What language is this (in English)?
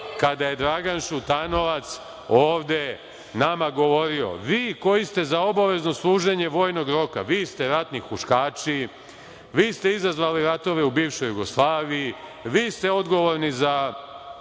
Serbian